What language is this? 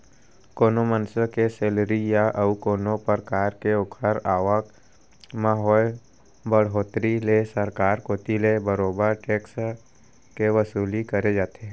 Chhattisgarhi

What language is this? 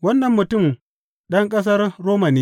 Hausa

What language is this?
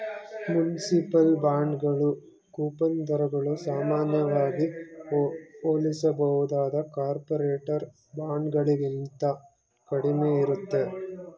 Kannada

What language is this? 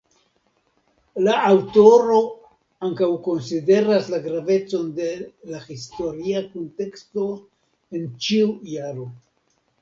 Esperanto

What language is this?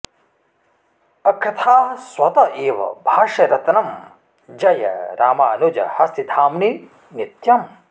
Sanskrit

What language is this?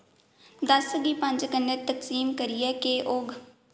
Dogri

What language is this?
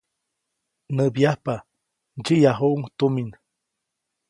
Copainalá Zoque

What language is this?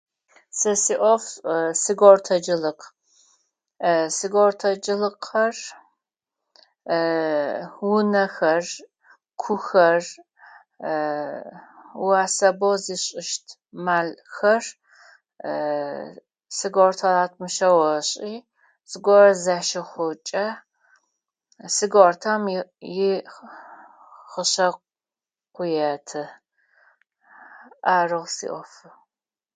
Adyghe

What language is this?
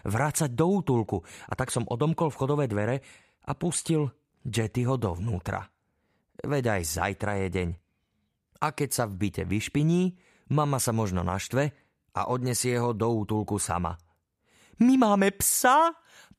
Slovak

